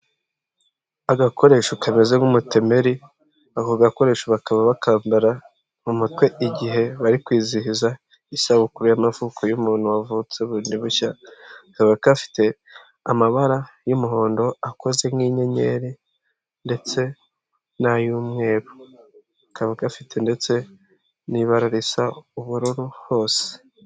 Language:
Kinyarwanda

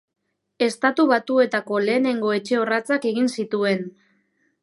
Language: Basque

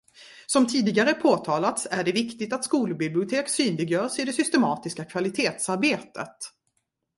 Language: Swedish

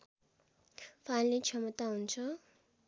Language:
Nepali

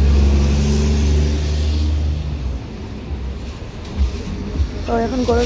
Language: Bangla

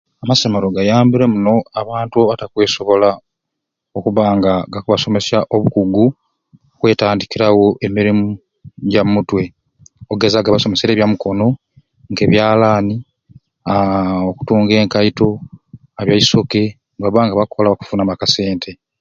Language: Ruuli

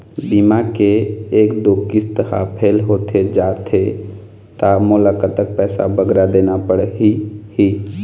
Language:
Chhattisgarhi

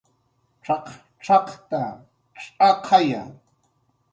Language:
Jaqaru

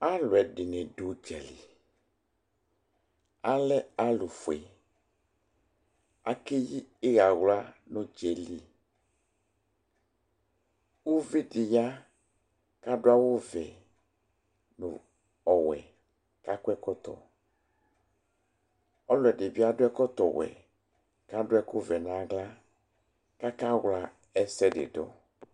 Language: Ikposo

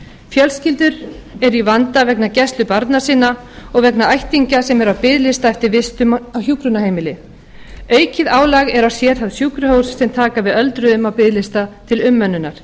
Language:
Icelandic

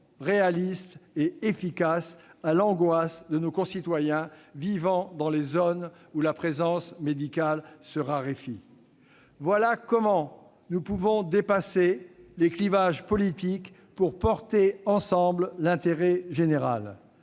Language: French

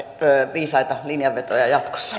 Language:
Finnish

